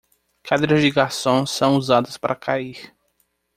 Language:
Portuguese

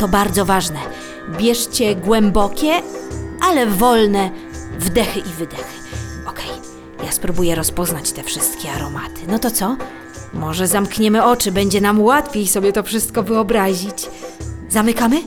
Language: Polish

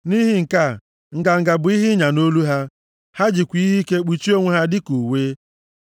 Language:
Igbo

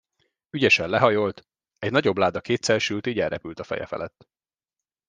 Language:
Hungarian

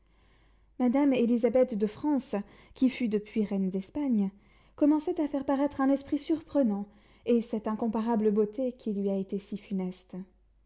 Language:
French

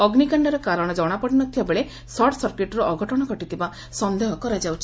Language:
Odia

